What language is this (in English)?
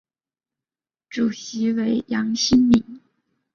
Chinese